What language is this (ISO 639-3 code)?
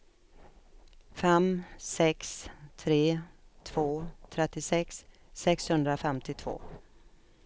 swe